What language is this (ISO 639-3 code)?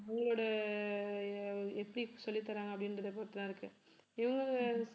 tam